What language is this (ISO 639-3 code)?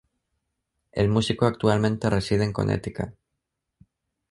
spa